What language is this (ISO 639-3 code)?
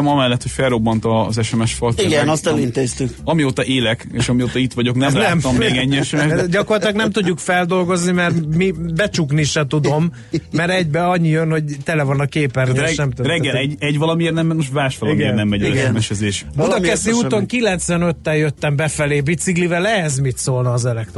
hun